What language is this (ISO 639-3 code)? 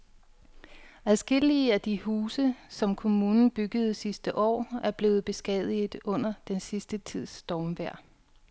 dan